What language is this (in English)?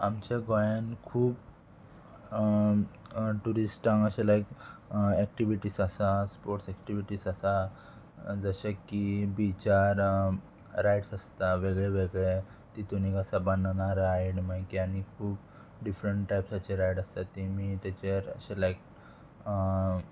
Konkani